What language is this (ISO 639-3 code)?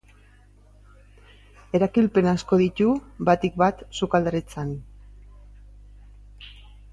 eus